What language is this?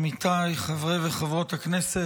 Hebrew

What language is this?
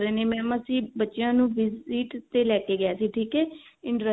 Punjabi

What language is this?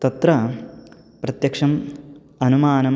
Sanskrit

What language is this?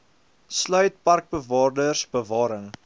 Afrikaans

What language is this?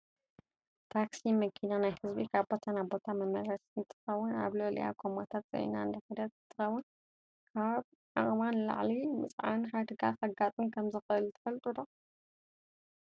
Tigrinya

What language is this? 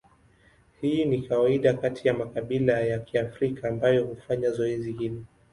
Swahili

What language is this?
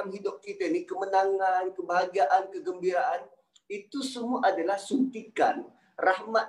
Malay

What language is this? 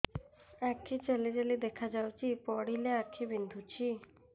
Odia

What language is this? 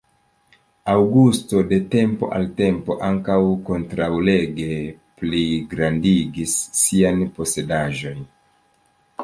Esperanto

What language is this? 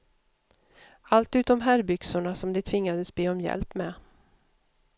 Swedish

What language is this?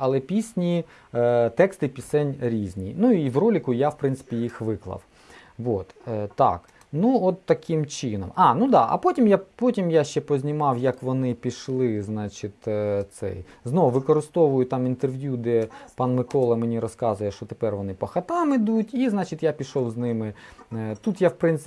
Ukrainian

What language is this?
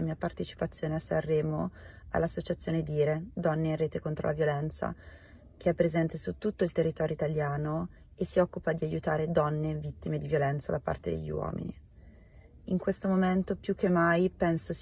Italian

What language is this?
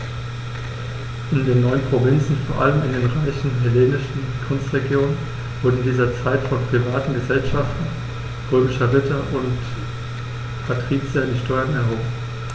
German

